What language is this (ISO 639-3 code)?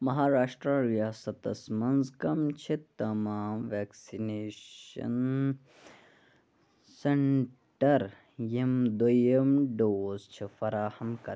kas